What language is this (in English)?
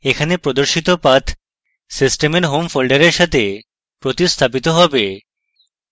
Bangla